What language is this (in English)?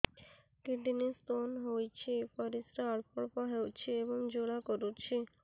Odia